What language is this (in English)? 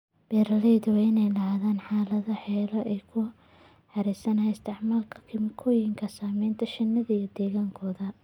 Somali